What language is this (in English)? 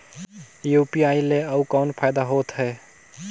Chhattisgarhi